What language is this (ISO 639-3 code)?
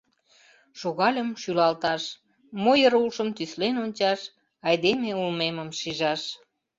chm